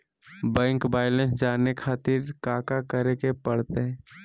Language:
Magahi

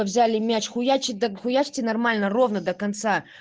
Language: Russian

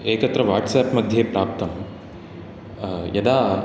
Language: Sanskrit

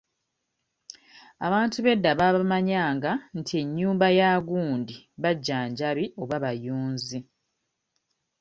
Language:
Ganda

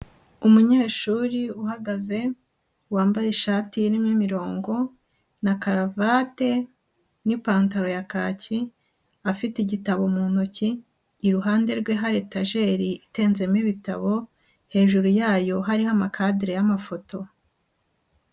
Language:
Kinyarwanda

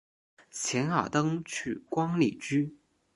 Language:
Chinese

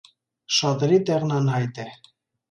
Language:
Armenian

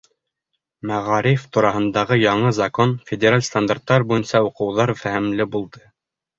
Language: Bashkir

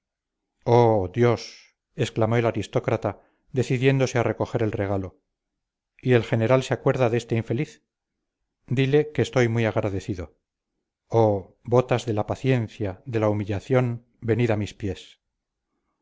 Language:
Spanish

